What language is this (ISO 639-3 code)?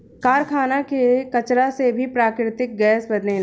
bho